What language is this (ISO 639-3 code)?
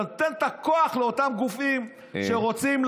heb